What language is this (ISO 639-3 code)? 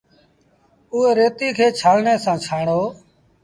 sbn